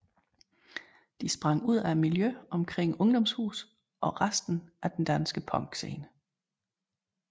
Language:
Danish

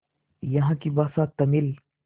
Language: Hindi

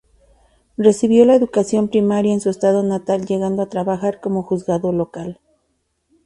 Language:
Spanish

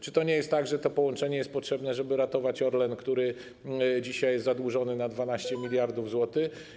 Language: Polish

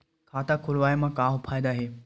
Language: Chhattisgarhi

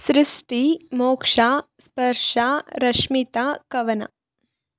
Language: Kannada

